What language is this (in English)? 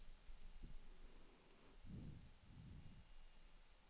Swedish